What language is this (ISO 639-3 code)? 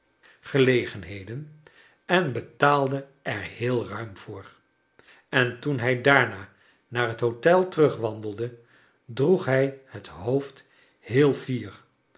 nld